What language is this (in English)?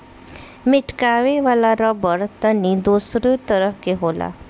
Bhojpuri